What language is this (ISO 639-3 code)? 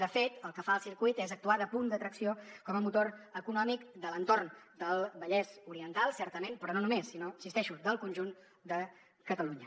cat